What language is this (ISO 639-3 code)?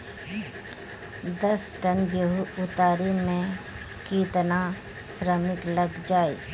bho